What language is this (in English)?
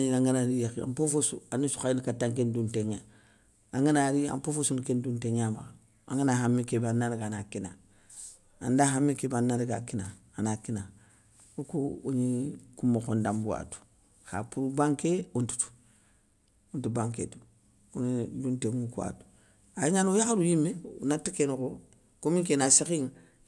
Soninke